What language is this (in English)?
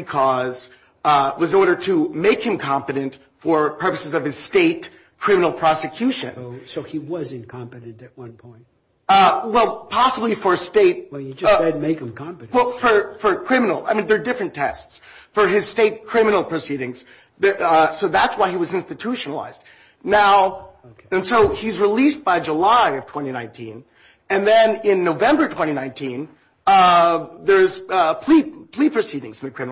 English